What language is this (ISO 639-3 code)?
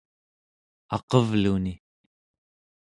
esu